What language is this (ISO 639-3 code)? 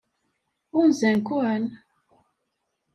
kab